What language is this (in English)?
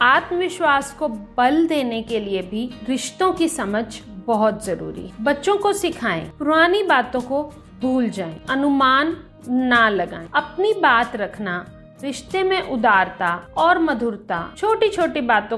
Hindi